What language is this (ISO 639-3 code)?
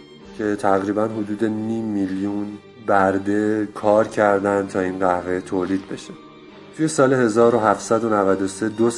fas